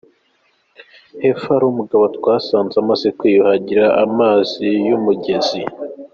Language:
Kinyarwanda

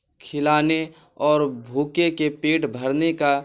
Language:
Urdu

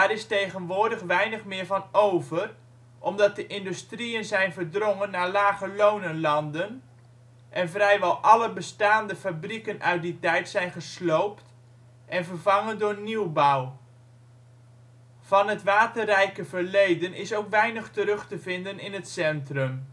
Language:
Dutch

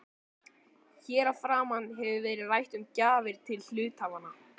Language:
Icelandic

